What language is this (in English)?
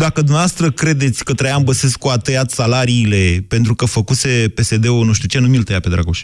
Romanian